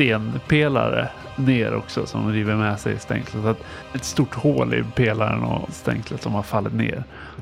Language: Swedish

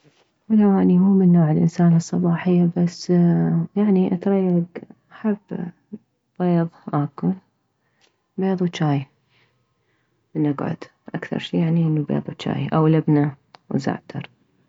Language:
Mesopotamian Arabic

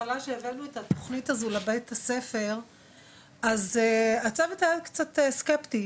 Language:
Hebrew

